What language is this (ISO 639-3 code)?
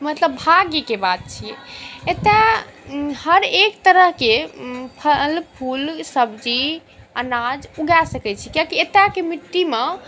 mai